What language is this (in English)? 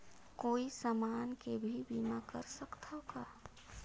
Chhattisgarhi